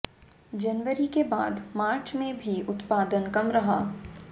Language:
Hindi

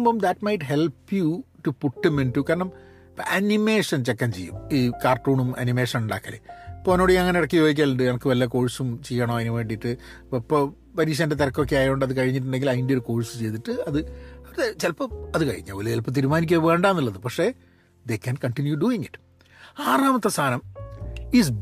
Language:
Malayalam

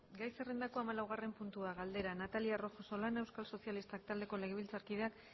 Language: Basque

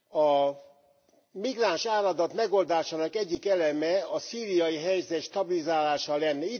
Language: Hungarian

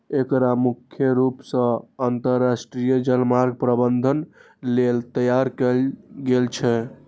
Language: Maithili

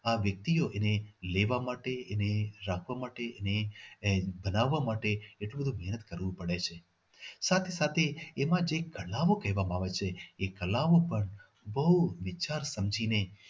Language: Gujarati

